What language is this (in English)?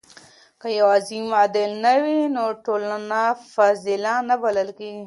Pashto